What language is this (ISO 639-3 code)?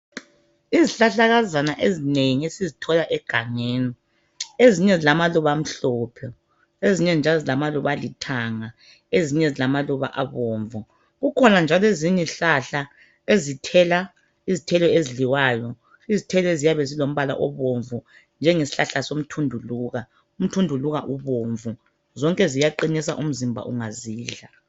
nde